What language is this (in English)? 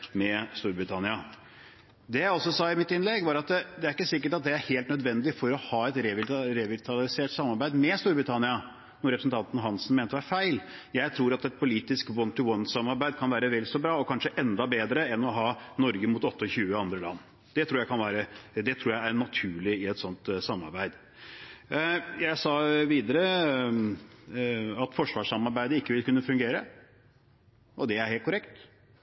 Norwegian Bokmål